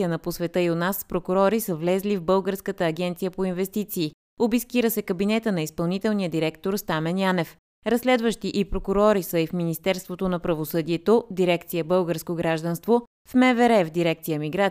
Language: Bulgarian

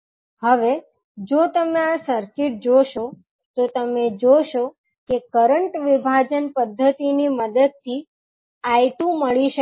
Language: Gujarati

